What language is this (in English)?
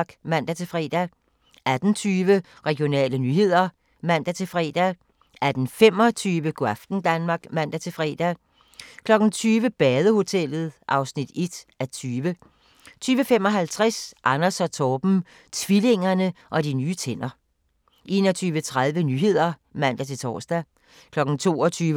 Danish